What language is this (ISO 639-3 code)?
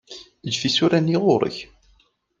kab